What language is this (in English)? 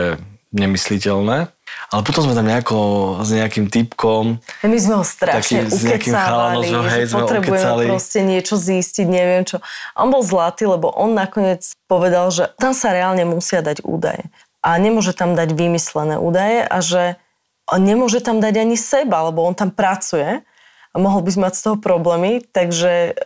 Slovak